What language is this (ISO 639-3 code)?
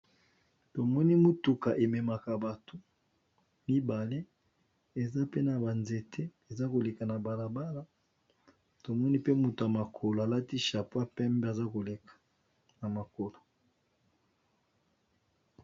lin